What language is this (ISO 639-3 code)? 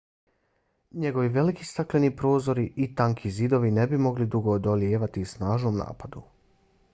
bos